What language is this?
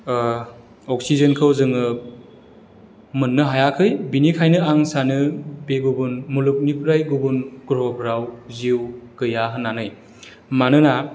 Bodo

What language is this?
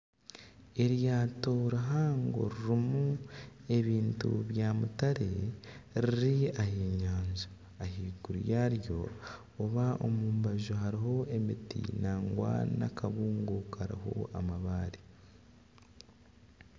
Nyankole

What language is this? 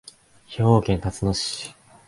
Japanese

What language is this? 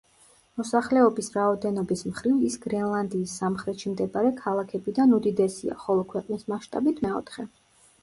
Georgian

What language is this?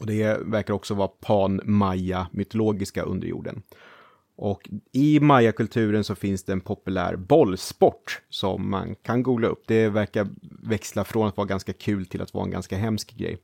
Swedish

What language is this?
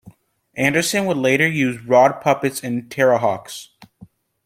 English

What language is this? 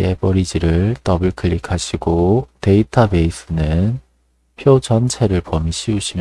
Korean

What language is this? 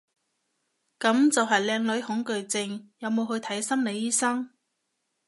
Cantonese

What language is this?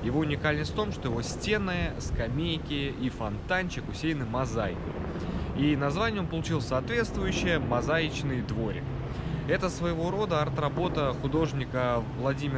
Russian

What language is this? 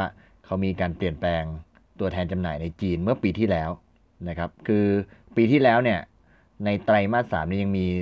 Thai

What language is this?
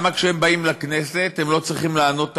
Hebrew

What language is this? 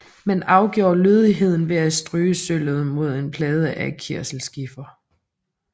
Danish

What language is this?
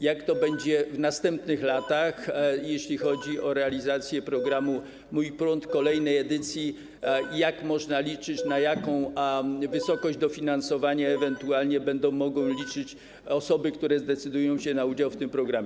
Polish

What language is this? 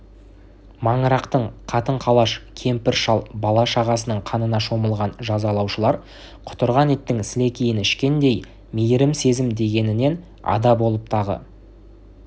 Kazakh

